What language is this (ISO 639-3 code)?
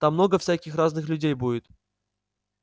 rus